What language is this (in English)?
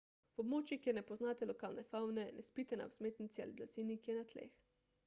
Slovenian